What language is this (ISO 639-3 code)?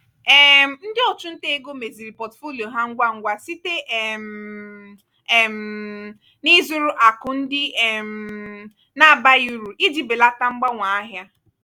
ibo